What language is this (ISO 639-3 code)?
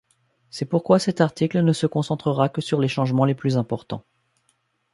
fra